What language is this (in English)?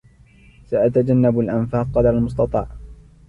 Arabic